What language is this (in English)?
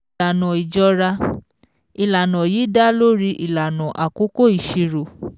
Yoruba